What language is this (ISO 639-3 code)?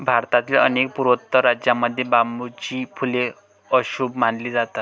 mar